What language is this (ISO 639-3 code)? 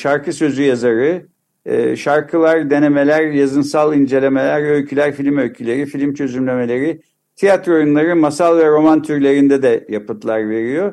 tur